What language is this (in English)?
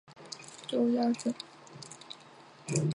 Chinese